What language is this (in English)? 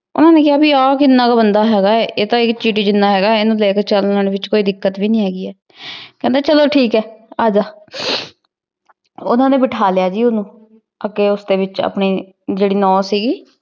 Punjabi